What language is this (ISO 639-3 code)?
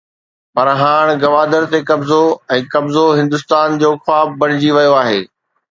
snd